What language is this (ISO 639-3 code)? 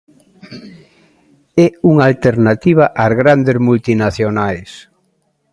glg